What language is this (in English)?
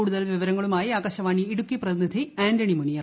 Malayalam